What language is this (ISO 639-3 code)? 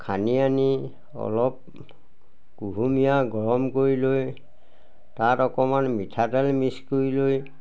asm